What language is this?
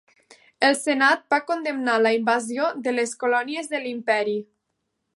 Catalan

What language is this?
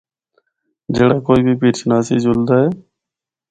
Northern Hindko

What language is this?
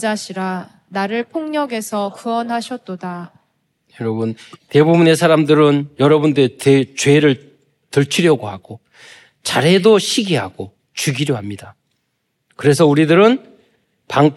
Korean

